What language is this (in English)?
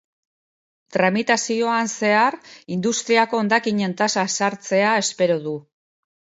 Basque